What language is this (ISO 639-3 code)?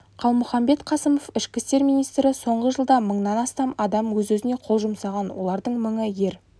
kaz